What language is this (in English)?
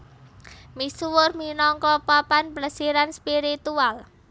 Javanese